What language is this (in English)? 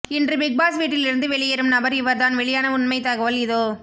Tamil